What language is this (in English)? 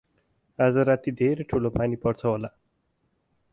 Nepali